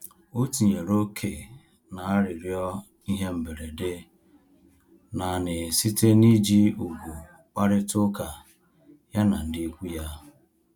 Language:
Igbo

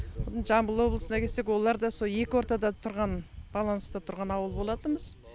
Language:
Kazakh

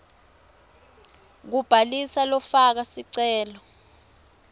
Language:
Swati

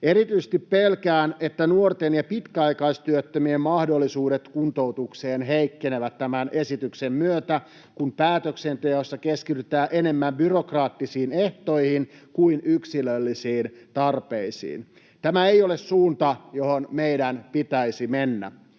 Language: Finnish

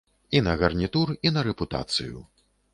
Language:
Belarusian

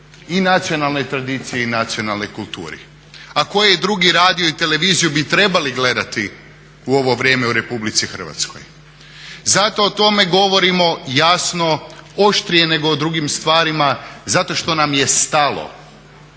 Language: Croatian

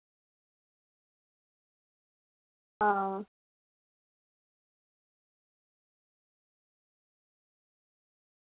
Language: Dogri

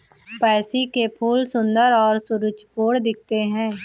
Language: Hindi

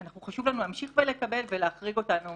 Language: Hebrew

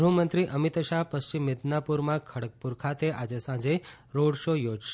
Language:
Gujarati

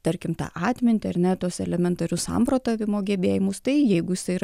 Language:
Lithuanian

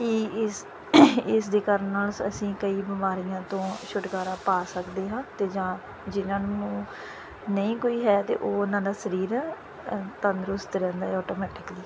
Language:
Punjabi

